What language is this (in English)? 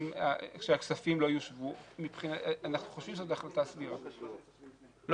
Hebrew